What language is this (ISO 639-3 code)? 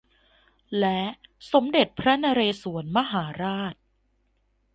tha